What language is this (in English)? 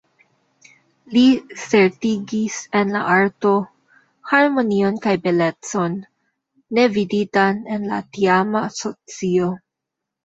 Esperanto